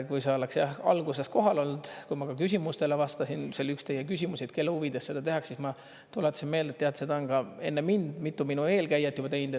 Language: Estonian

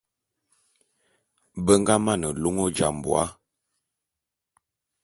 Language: Bulu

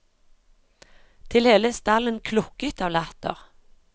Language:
Norwegian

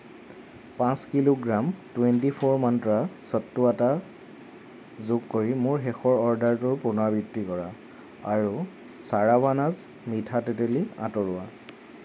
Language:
Assamese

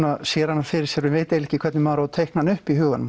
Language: Icelandic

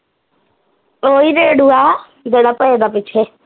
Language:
Punjabi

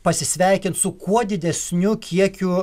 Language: Lithuanian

